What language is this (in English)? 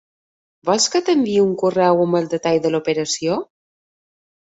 Catalan